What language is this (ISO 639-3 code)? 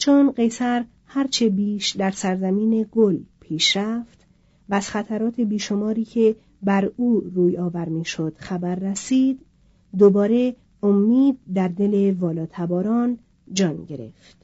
fas